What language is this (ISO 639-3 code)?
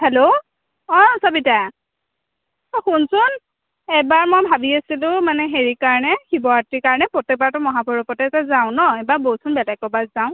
asm